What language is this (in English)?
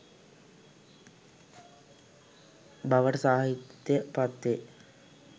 Sinhala